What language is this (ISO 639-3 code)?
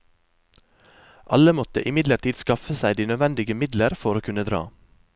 nor